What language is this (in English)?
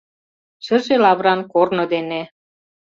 Mari